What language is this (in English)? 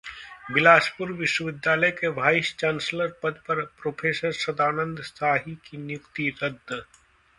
Hindi